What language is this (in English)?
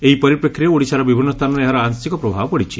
Odia